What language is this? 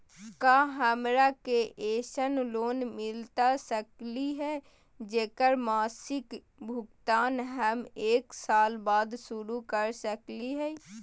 Magahi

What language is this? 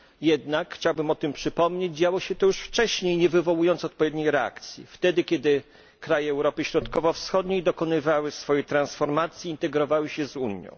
Polish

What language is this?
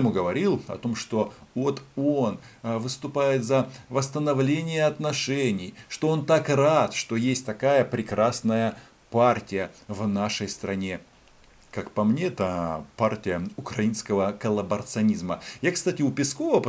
Russian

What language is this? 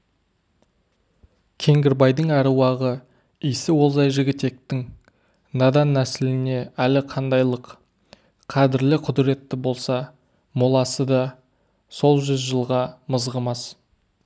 Kazakh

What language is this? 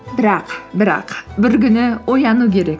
Kazakh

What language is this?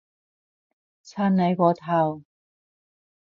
Cantonese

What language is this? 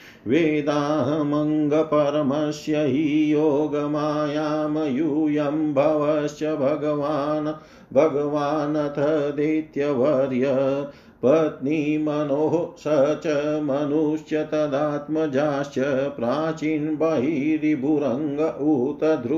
Hindi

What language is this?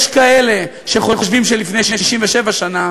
Hebrew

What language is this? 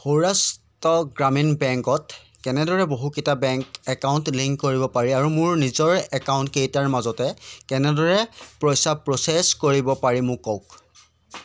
Assamese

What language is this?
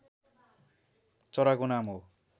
Nepali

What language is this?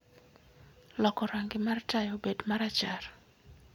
Luo (Kenya and Tanzania)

